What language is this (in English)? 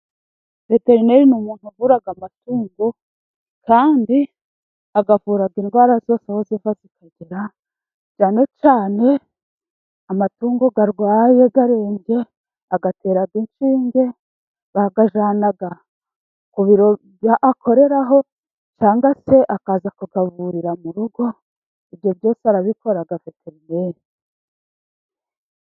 Kinyarwanda